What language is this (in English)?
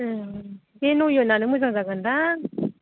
Bodo